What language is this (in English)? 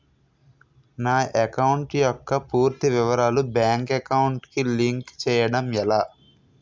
Telugu